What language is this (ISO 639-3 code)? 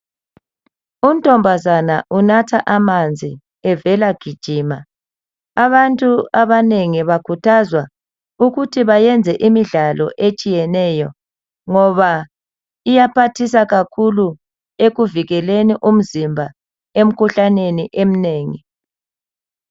nde